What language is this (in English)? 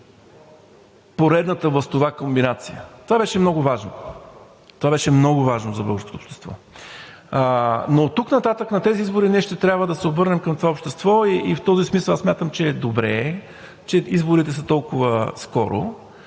Bulgarian